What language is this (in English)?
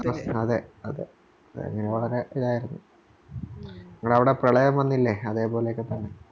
Malayalam